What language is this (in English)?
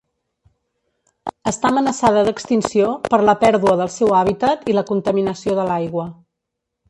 Catalan